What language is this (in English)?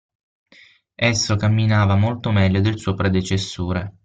Italian